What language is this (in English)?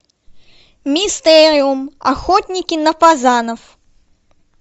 Russian